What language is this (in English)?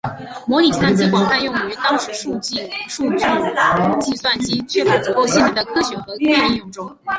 Chinese